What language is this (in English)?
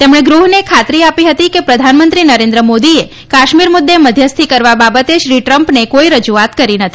Gujarati